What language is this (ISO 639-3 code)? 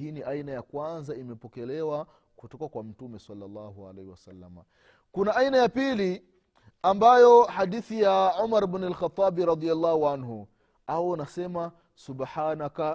swa